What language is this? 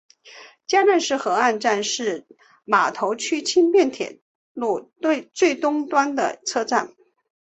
Chinese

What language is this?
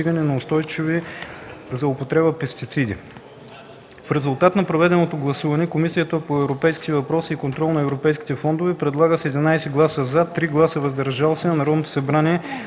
Bulgarian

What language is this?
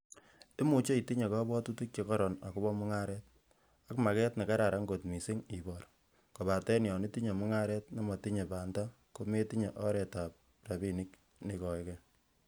Kalenjin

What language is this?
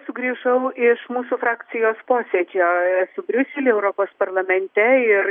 Lithuanian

